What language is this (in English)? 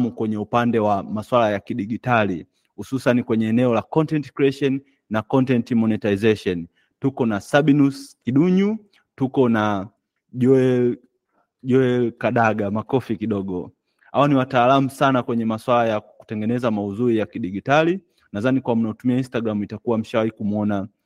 Swahili